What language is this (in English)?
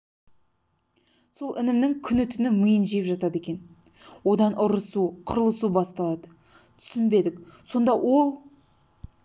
Kazakh